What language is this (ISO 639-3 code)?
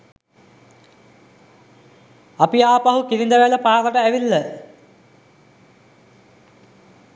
sin